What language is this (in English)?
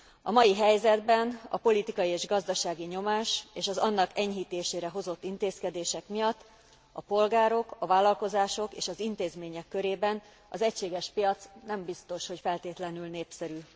Hungarian